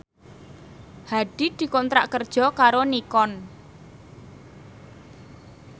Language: Javanese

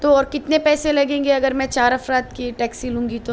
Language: Urdu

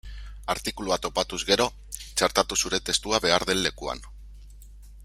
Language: Basque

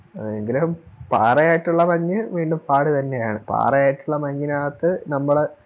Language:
Malayalam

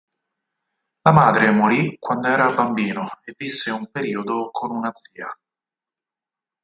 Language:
Italian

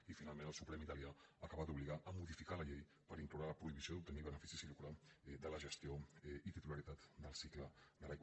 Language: Catalan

